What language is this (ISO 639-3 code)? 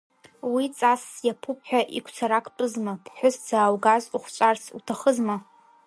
abk